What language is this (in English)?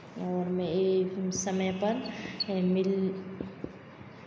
Hindi